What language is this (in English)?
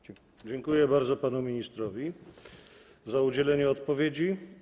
Polish